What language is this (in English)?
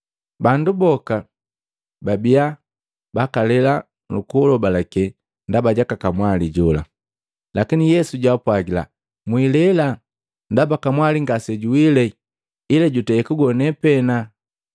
Matengo